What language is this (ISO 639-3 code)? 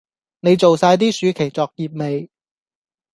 yue